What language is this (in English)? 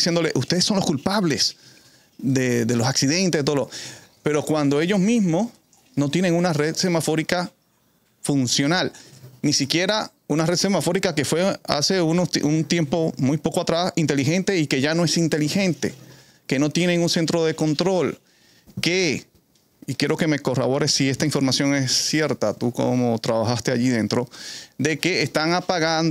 Spanish